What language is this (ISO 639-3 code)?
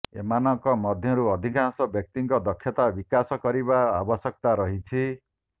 ori